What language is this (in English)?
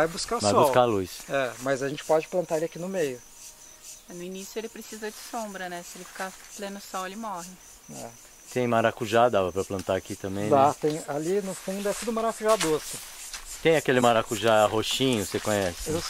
Portuguese